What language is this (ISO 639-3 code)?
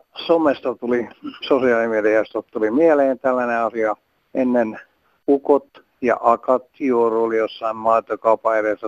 fin